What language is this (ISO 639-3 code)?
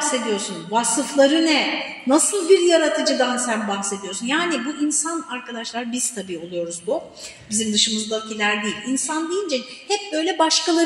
tur